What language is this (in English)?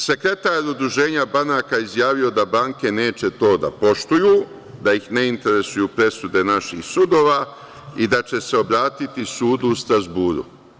Serbian